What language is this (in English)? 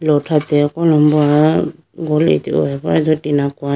Idu-Mishmi